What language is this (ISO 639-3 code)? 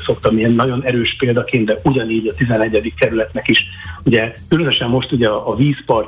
hun